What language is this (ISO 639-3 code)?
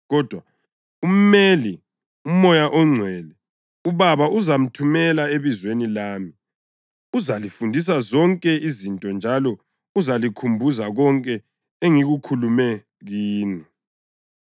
nde